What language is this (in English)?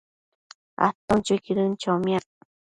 Matsés